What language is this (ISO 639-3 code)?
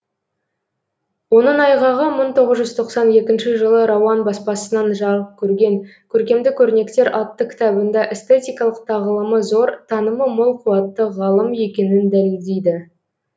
kaz